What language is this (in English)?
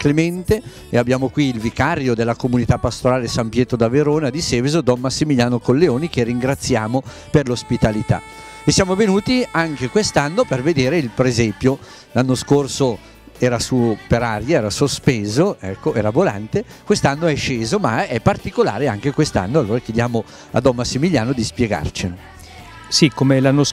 Italian